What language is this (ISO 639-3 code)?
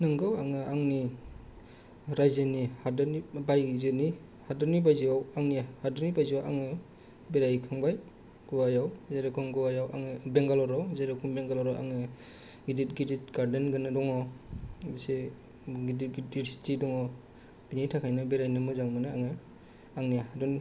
brx